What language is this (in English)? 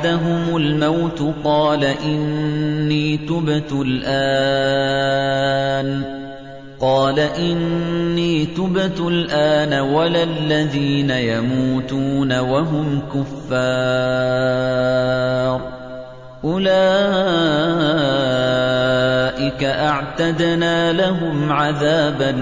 Arabic